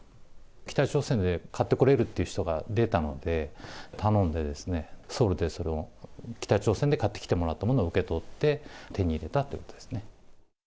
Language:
Japanese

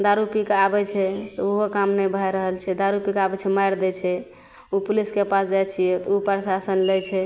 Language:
Maithili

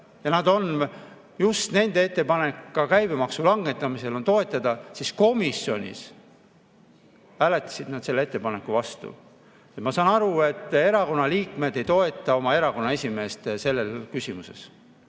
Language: Estonian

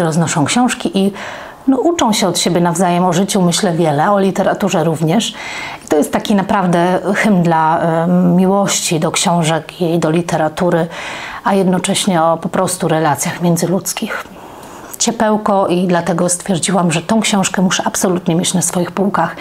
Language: Polish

